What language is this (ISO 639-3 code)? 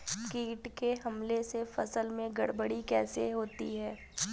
hin